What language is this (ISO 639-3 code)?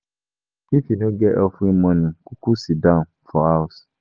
pcm